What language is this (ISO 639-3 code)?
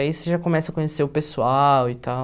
por